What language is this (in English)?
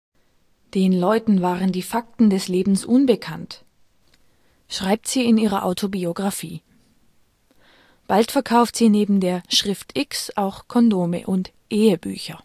German